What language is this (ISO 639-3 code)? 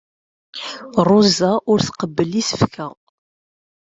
kab